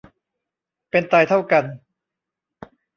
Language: Thai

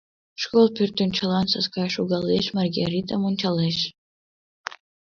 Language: Mari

